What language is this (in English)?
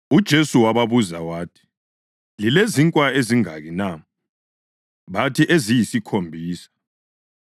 North Ndebele